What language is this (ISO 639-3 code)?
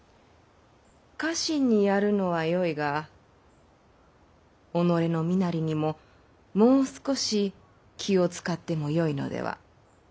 jpn